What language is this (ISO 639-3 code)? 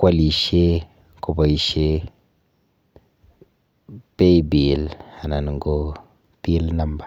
kln